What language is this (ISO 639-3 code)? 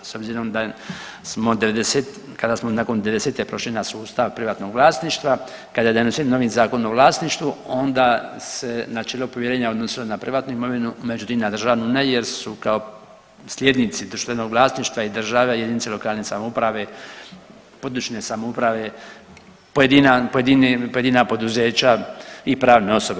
hrv